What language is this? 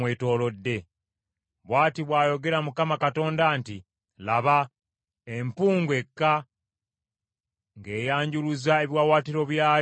Ganda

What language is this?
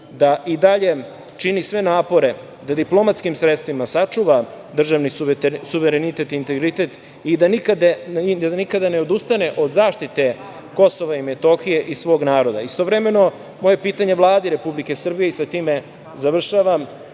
Serbian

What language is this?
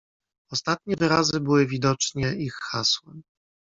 Polish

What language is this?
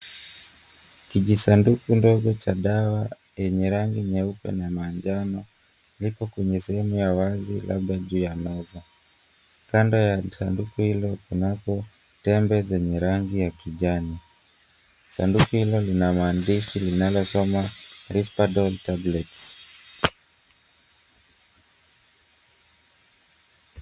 Swahili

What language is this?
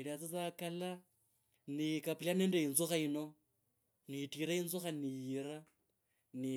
Kabras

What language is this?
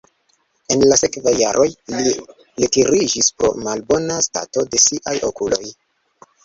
Esperanto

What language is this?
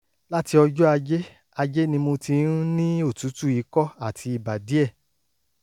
Yoruba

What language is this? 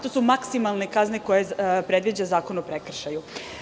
Serbian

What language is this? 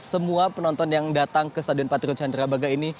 Indonesian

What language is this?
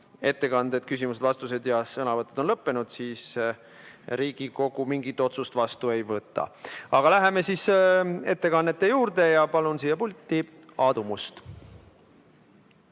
Estonian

